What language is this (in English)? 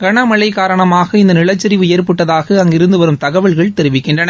Tamil